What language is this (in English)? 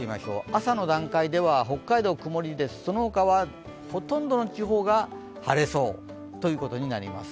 Japanese